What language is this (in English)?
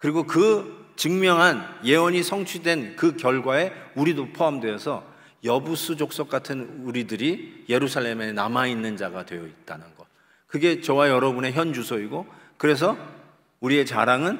Korean